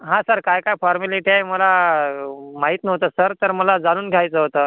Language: Marathi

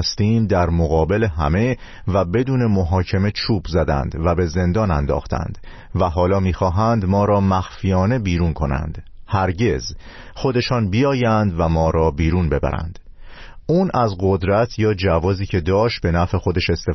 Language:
Persian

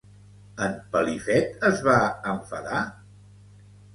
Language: Catalan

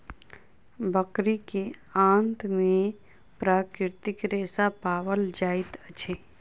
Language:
Maithili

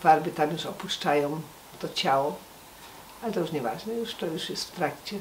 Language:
Polish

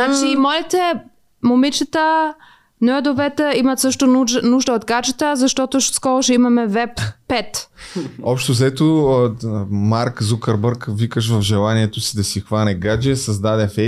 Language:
Bulgarian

